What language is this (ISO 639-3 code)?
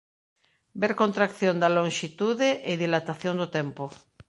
glg